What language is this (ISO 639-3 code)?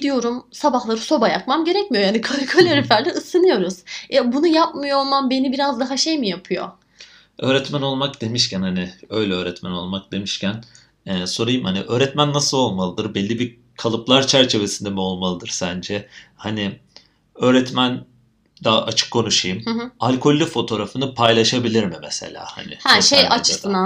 tur